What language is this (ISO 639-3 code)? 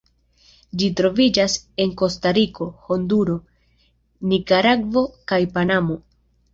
epo